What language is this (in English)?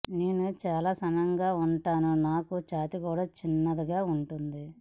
Telugu